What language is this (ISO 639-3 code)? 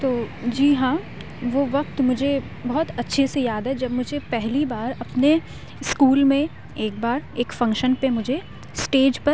urd